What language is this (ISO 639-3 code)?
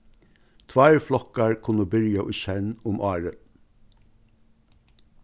fao